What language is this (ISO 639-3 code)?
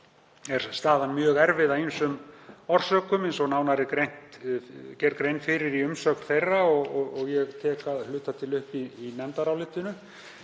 isl